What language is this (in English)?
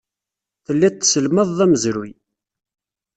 Kabyle